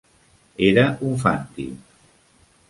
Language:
Catalan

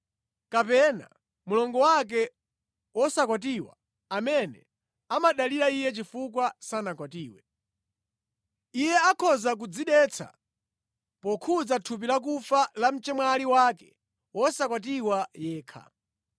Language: Nyanja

